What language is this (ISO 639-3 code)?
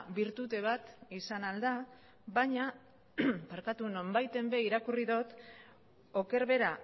eus